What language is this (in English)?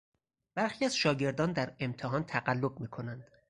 Persian